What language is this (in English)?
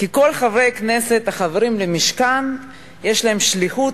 Hebrew